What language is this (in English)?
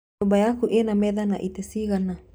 Kikuyu